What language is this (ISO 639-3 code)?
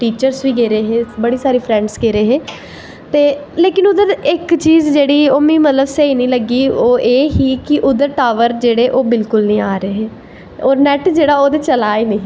doi